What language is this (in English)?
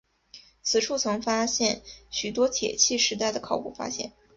Chinese